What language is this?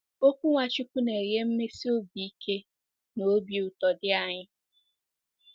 Igbo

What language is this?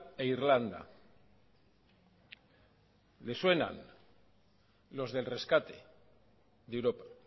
Spanish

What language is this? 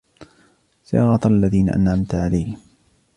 Arabic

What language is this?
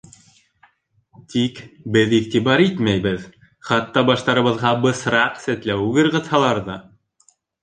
Bashkir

